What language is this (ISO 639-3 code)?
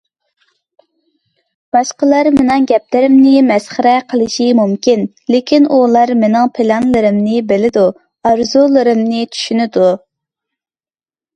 uig